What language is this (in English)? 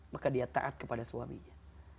Indonesian